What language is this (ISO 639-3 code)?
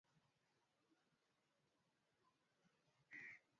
swa